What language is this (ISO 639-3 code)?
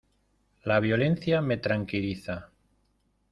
spa